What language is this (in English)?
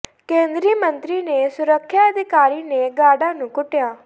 Punjabi